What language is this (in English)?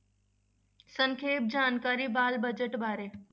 Punjabi